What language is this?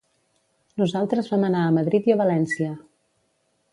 Catalan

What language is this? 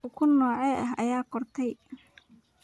Somali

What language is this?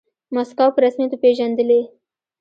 Pashto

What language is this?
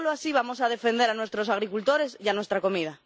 Spanish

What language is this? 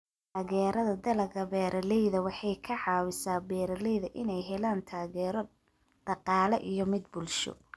Somali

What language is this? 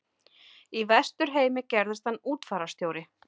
Icelandic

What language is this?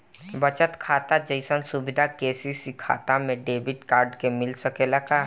Bhojpuri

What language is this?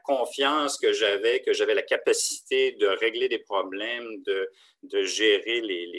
French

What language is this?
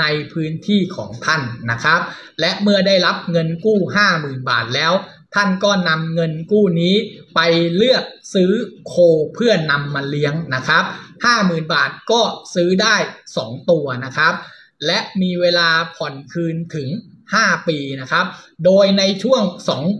Thai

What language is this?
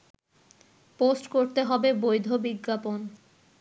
Bangla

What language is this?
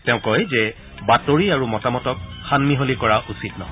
Assamese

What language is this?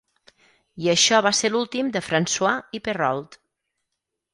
Catalan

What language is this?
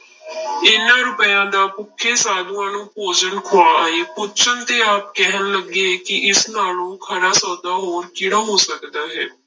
Punjabi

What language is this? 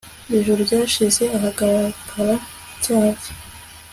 Kinyarwanda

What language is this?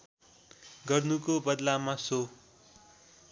Nepali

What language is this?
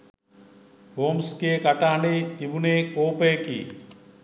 Sinhala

